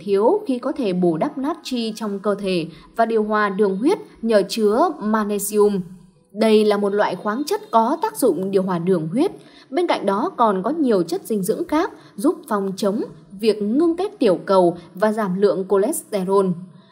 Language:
Vietnamese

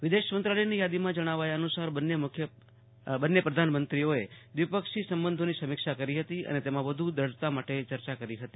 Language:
Gujarati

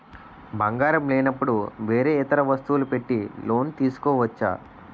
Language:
Telugu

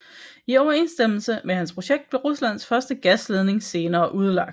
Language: Danish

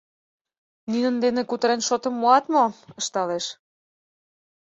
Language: Mari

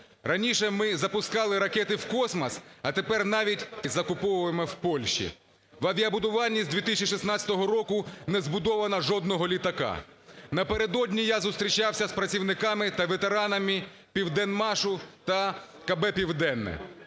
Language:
Ukrainian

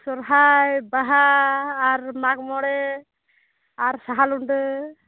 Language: Santali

